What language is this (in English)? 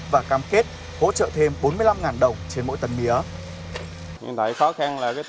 Vietnamese